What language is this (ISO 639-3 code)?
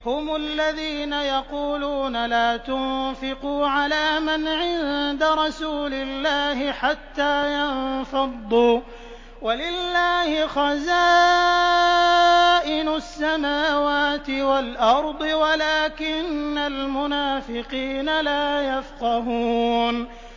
ara